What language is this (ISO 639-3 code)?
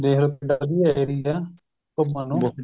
pan